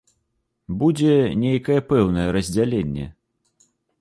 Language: Belarusian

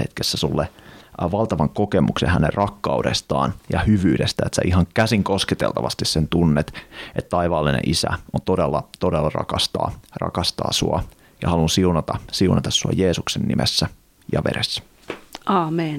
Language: Finnish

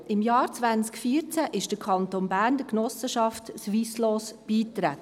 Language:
Swiss German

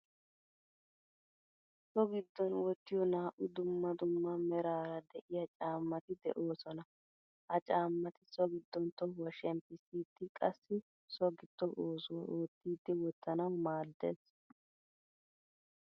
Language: Wolaytta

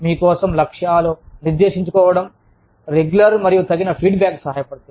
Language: Telugu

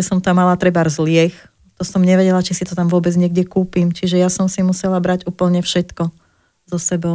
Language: Slovak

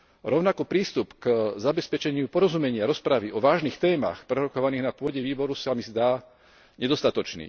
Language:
Slovak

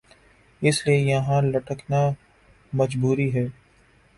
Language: Urdu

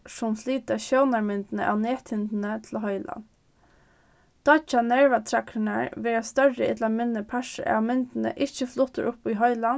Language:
Faroese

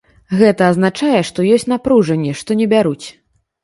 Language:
Belarusian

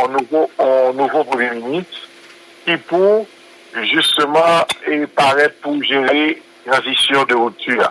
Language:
French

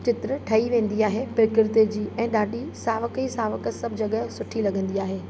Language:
Sindhi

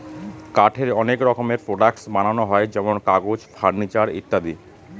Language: Bangla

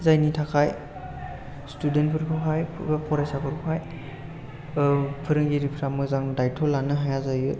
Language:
Bodo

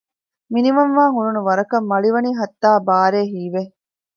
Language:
Divehi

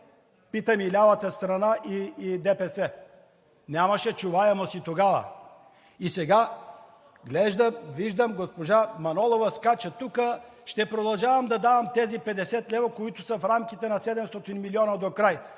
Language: Bulgarian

